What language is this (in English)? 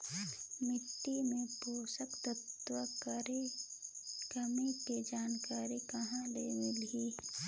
Chhattisgarhi